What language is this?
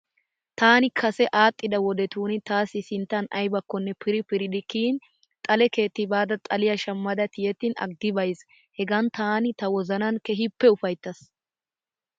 Wolaytta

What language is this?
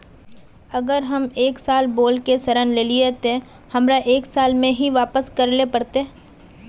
Magahi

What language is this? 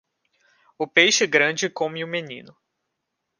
Portuguese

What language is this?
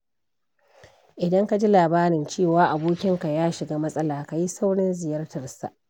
Hausa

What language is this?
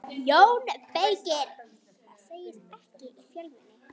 Icelandic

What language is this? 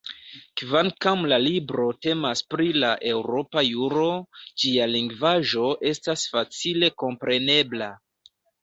Esperanto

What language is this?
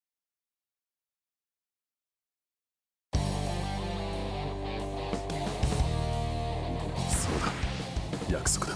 Japanese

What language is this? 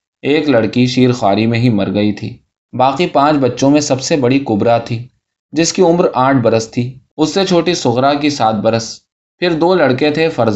Urdu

